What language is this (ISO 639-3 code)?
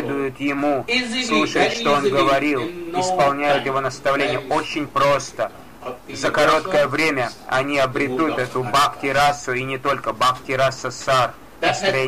rus